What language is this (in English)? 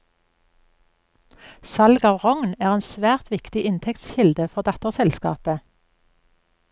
Norwegian